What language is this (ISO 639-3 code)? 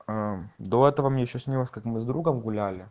rus